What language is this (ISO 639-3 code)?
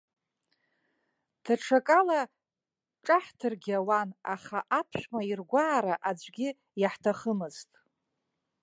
abk